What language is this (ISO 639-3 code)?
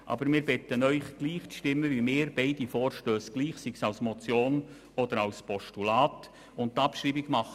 gsw